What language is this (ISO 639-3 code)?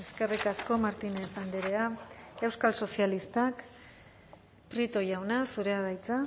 eus